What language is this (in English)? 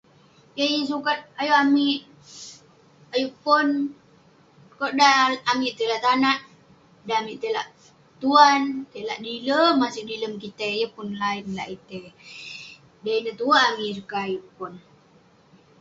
Western Penan